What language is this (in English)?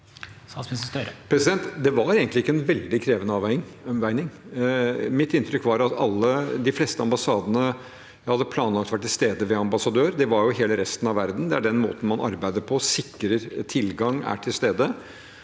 Norwegian